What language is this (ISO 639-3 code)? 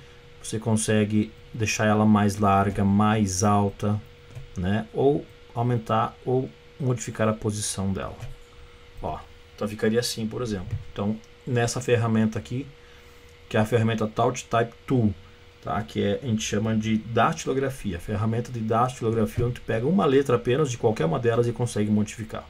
por